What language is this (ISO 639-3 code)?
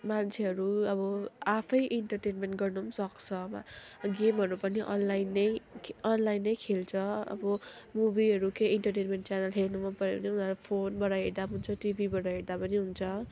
nep